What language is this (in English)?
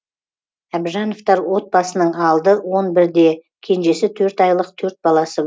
Kazakh